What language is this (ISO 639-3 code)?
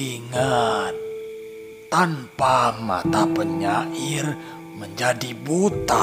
ind